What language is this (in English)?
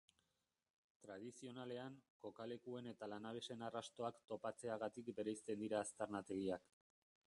Basque